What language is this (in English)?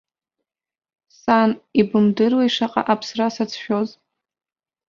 Abkhazian